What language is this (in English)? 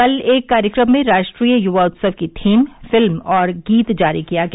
Hindi